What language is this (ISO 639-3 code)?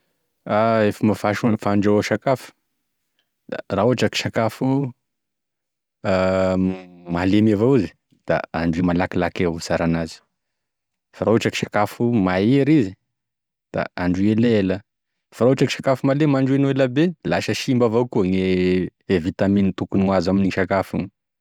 tkg